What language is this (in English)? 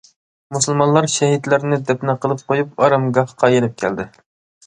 Uyghur